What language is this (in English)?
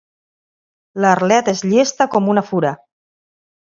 Catalan